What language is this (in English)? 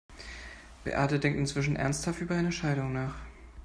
German